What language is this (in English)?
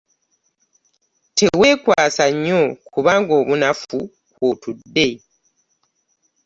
Ganda